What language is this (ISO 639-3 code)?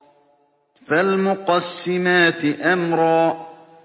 ara